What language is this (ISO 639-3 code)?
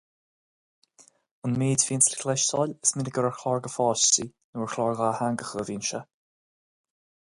gle